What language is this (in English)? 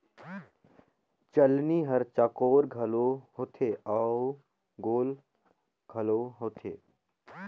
Chhattisgarhi